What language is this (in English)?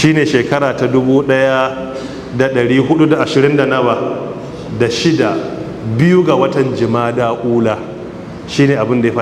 Arabic